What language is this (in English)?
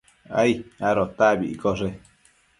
Matsés